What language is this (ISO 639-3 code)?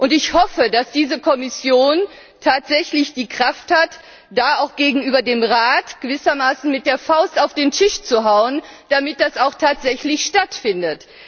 deu